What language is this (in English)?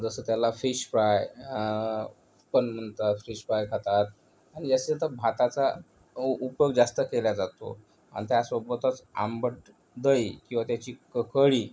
Marathi